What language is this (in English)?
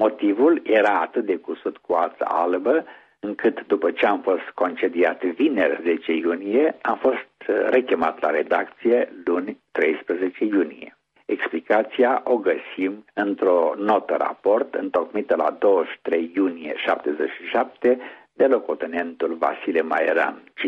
Romanian